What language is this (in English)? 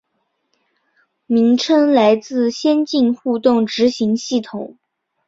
Chinese